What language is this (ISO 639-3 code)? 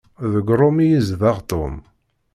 kab